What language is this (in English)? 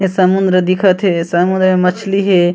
Chhattisgarhi